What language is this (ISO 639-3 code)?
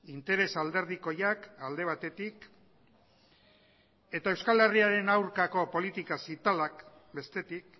eus